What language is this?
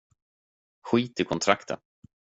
Swedish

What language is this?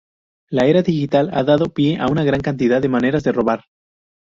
Spanish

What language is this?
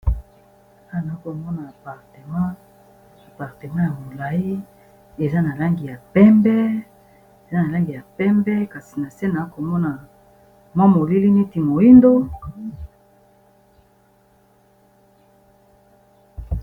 Lingala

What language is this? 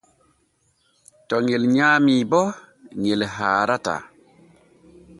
Borgu Fulfulde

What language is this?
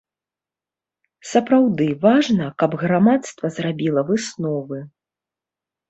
Belarusian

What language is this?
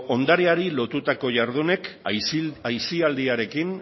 Basque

